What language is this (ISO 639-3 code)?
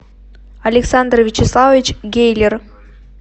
rus